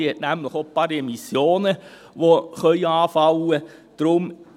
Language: Swiss German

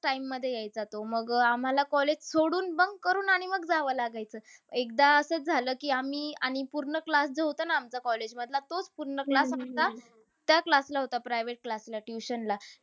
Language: Marathi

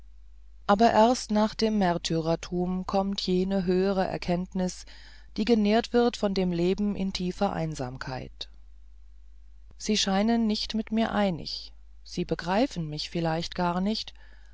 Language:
German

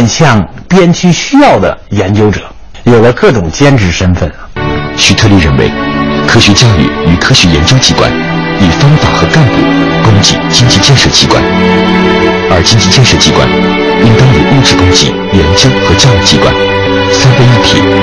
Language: Chinese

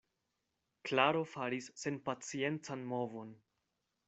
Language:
Esperanto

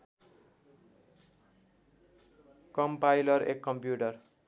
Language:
Nepali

